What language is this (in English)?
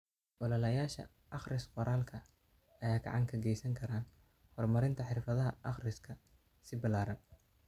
Somali